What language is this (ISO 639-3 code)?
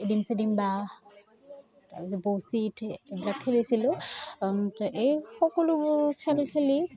asm